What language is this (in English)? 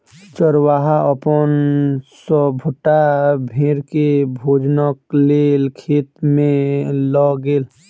Maithili